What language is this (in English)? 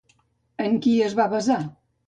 Catalan